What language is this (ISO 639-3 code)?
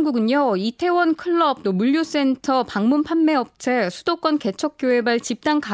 kor